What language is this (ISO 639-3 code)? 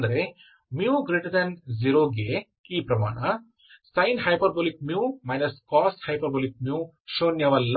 kan